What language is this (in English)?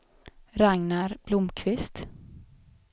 Swedish